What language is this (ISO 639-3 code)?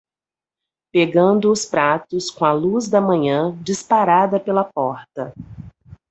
por